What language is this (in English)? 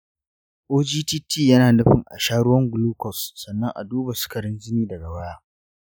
Hausa